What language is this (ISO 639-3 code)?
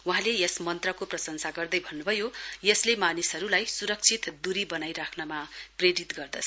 nep